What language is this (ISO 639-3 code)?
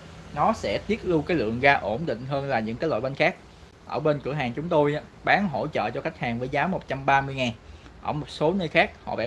vie